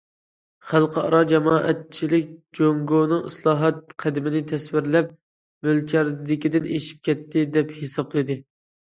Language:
Uyghur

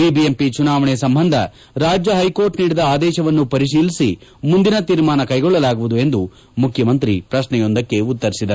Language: Kannada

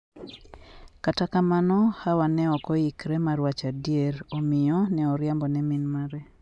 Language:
Luo (Kenya and Tanzania)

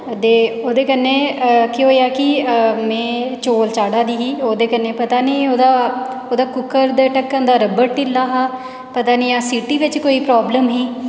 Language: Dogri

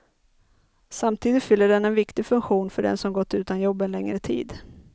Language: Swedish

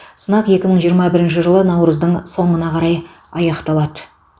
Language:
Kazakh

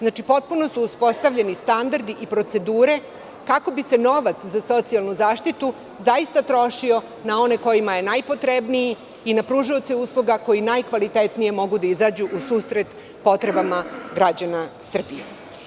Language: Serbian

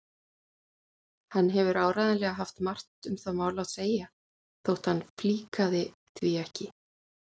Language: Icelandic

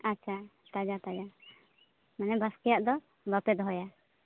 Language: Santali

